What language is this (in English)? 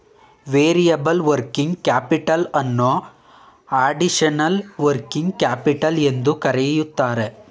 Kannada